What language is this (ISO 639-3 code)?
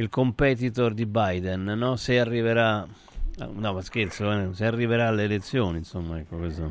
ita